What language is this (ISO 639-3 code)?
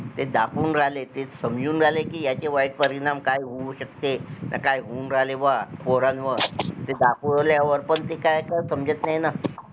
mar